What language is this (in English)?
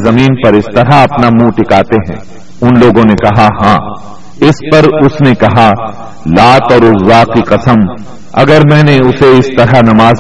Urdu